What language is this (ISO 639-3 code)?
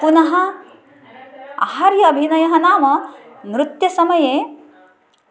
san